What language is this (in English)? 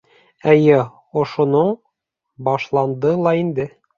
Bashkir